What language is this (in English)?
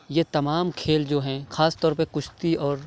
Urdu